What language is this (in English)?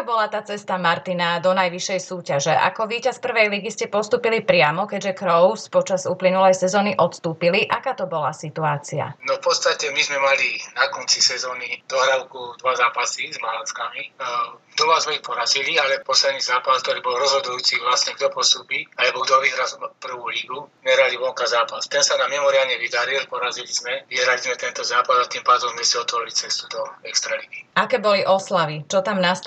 Slovak